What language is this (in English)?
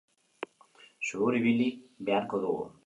Basque